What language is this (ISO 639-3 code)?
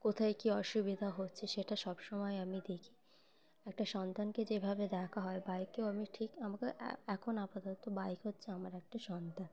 ben